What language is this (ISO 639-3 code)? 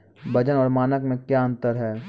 mai